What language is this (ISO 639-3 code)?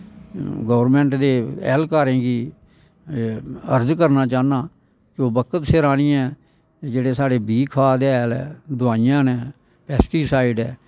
doi